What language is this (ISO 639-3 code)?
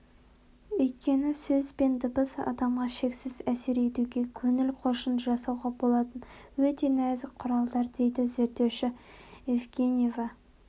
kaz